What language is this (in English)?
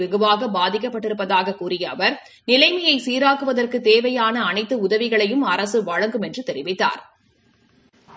Tamil